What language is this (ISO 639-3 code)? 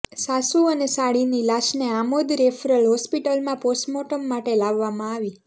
guj